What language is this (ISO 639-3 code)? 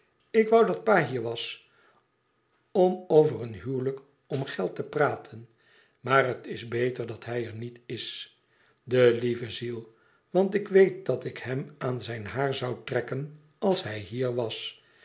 nld